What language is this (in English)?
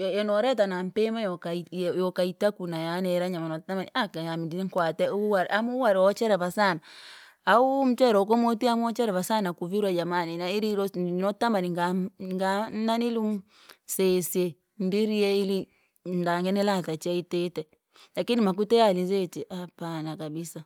Langi